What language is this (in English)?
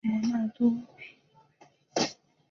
Chinese